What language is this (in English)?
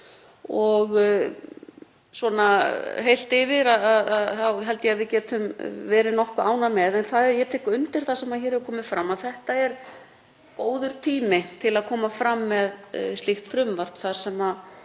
Icelandic